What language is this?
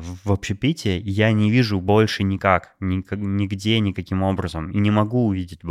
Russian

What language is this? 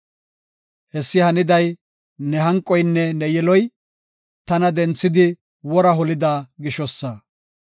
Gofa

